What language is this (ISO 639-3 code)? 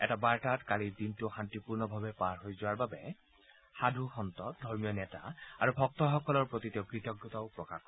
asm